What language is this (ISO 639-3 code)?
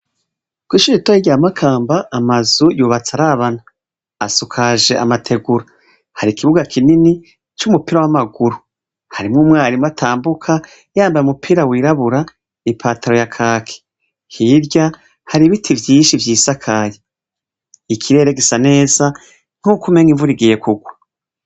run